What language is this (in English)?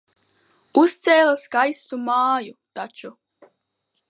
Latvian